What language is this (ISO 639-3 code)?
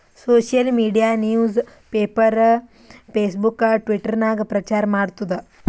kan